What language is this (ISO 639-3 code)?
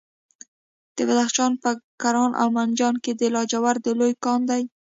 pus